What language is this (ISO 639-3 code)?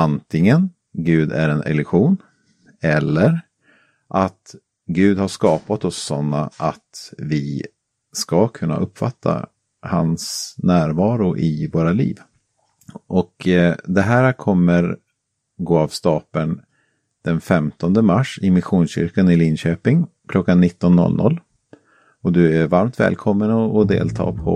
swe